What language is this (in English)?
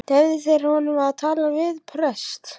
Icelandic